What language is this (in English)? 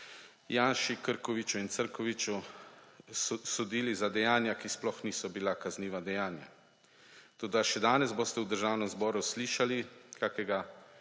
Slovenian